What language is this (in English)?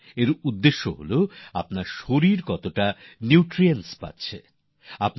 Bangla